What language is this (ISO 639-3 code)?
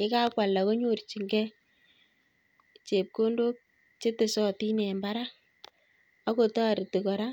kln